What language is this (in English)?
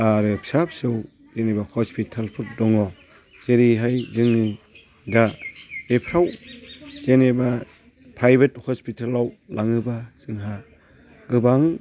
Bodo